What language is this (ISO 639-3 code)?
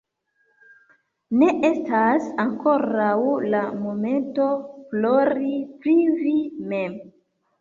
epo